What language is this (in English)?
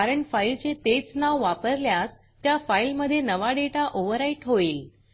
Marathi